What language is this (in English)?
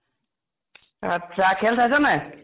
Assamese